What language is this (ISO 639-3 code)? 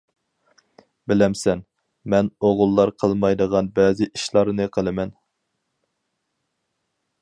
uig